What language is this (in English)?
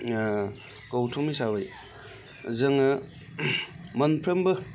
Bodo